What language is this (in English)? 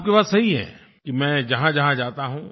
Hindi